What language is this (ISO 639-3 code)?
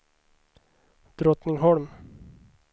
swe